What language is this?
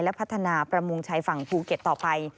Thai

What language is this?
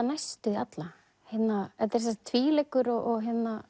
Icelandic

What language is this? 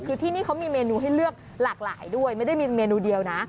Thai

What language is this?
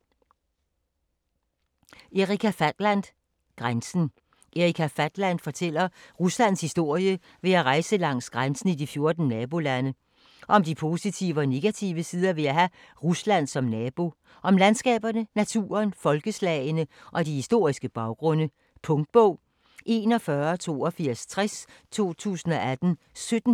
Danish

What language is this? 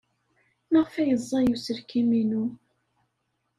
Kabyle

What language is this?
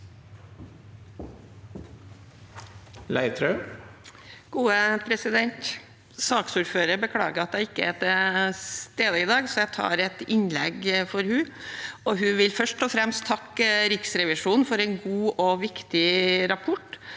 Norwegian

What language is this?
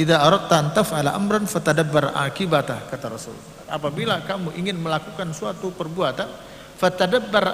Indonesian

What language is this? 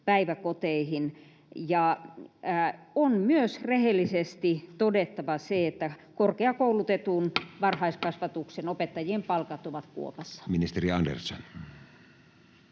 Finnish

